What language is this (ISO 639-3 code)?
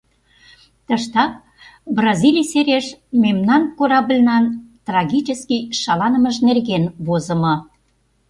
chm